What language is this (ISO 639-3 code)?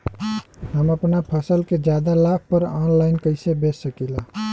bho